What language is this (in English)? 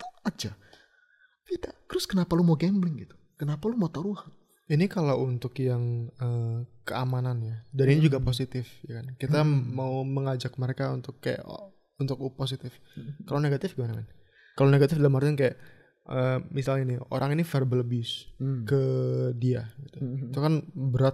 Indonesian